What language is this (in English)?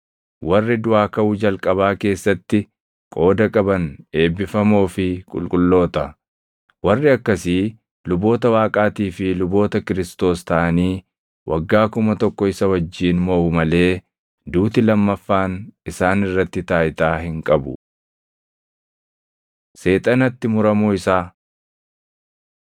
Oromo